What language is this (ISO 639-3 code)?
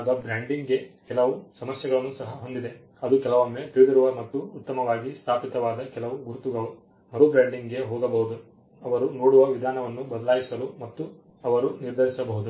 kan